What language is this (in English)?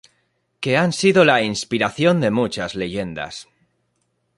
Spanish